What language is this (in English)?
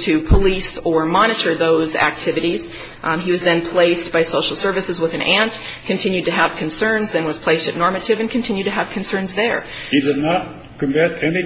English